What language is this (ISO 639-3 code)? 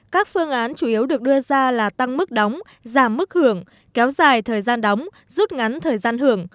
vie